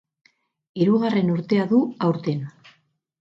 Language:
Basque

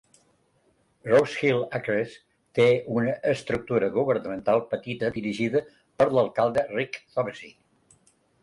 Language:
Catalan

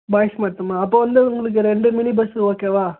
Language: Tamil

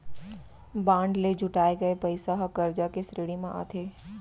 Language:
Chhattisgarhi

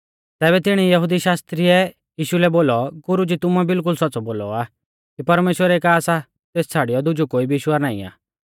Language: Mahasu Pahari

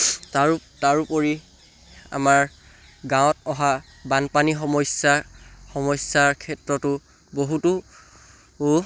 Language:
Assamese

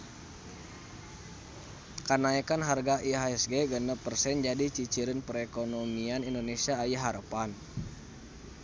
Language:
Sundanese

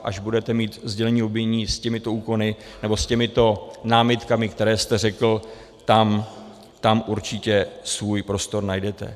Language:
Czech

